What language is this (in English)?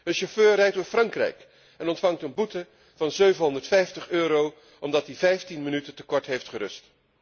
Dutch